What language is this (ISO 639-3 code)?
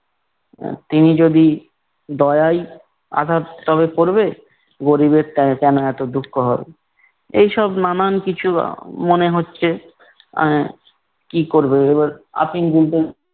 ben